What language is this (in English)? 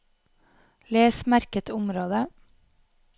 Norwegian